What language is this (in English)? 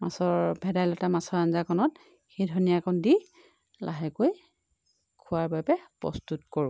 Assamese